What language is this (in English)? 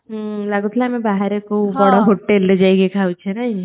Odia